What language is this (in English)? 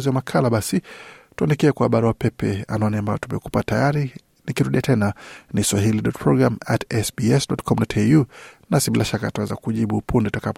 Swahili